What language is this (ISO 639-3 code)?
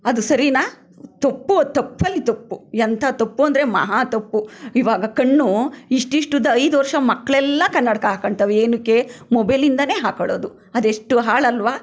kan